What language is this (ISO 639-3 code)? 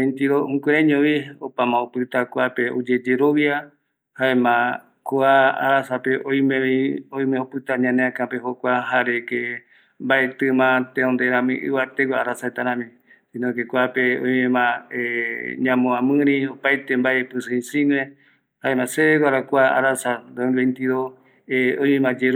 gui